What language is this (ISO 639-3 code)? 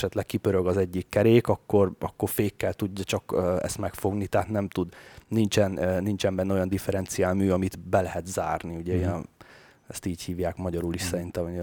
hun